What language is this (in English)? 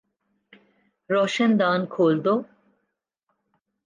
Urdu